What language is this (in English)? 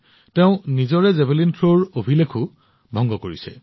Assamese